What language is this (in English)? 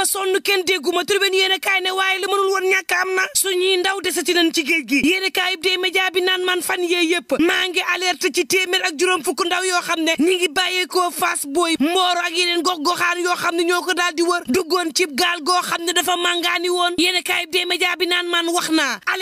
Arabic